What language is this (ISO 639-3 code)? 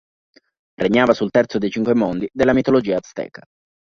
ita